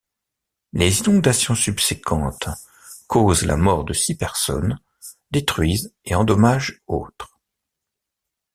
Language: French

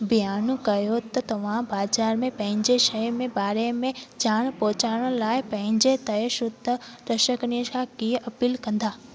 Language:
Sindhi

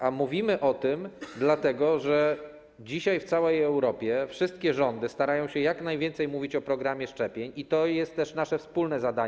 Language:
Polish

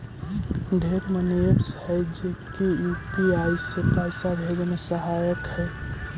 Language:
Magahi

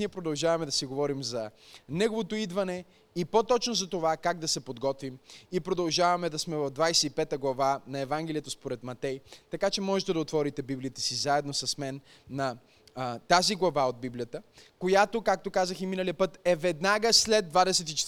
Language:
Bulgarian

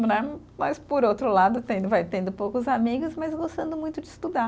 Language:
Portuguese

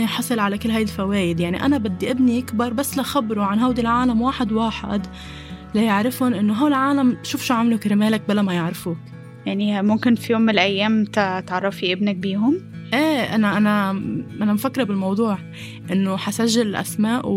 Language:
Arabic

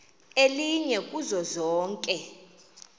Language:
Xhosa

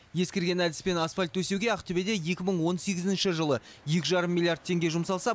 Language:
Kazakh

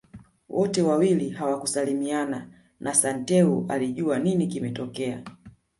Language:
Swahili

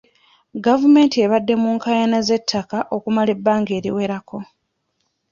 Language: Ganda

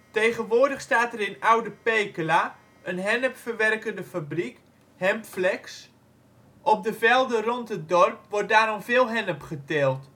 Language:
Dutch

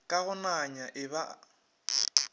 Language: Northern Sotho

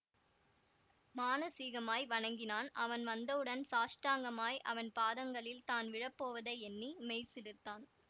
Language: Tamil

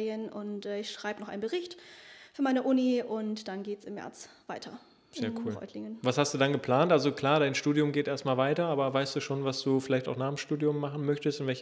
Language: German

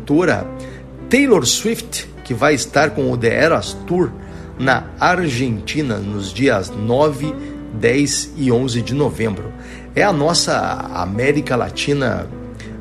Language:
Portuguese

